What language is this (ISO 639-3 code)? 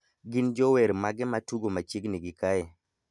luo